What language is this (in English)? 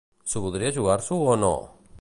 Catalan